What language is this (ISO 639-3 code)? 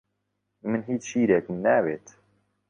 ckb